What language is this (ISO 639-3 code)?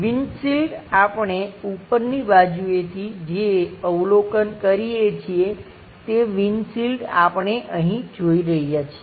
guj